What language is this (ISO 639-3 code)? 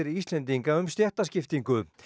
isl